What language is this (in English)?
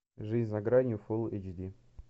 Russian